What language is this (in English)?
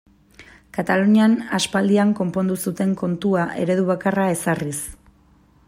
Basque